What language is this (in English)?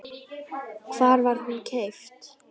Icelandic